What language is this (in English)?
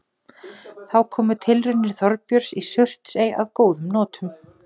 Icelandic